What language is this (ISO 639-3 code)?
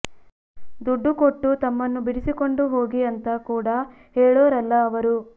kan